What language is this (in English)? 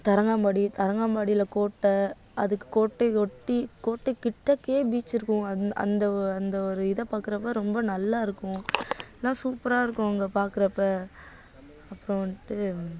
Tamil